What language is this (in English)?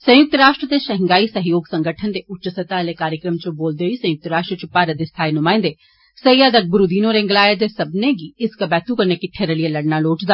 Dogri